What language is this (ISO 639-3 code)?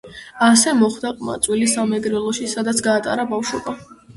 kat